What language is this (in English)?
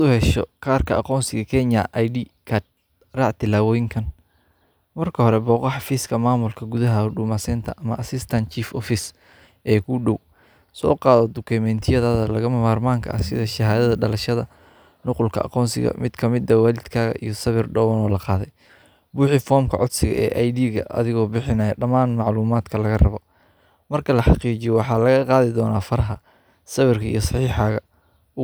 Somali